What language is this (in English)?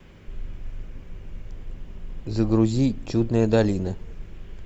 Russian